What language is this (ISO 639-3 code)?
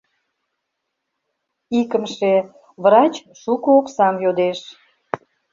chm